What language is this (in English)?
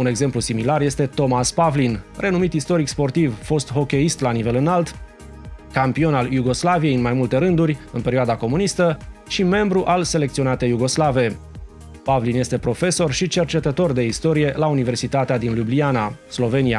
Romanian